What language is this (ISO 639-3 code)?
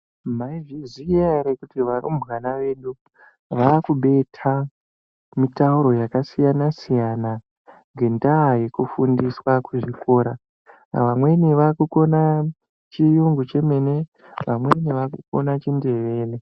ndc